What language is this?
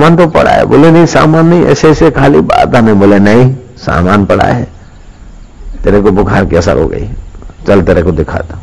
Hindi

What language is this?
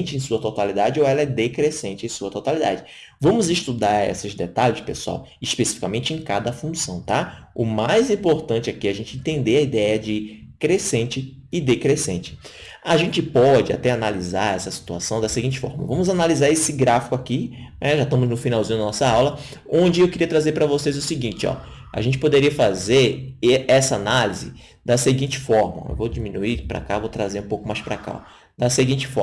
Portuguese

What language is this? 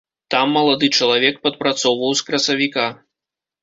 Belarusian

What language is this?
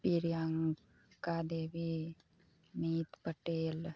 Maithili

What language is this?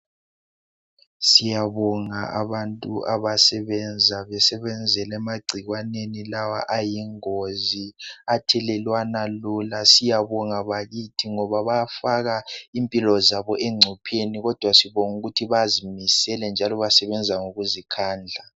North Ndebele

